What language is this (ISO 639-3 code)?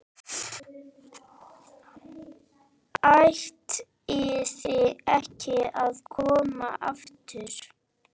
isl